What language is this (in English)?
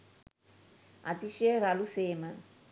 Sinhala